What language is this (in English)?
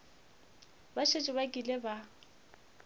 Northern Sotho